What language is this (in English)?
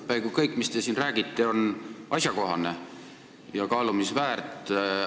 Estonian